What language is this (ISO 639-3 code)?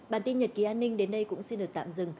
vie